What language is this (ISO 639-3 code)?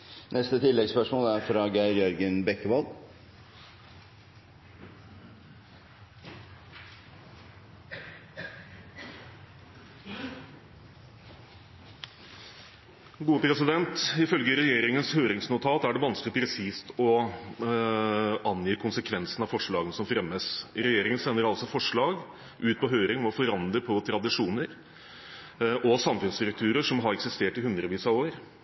nor